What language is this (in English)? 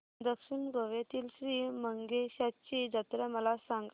Marathi